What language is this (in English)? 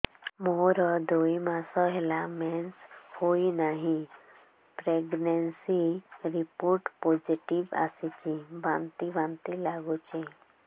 Odia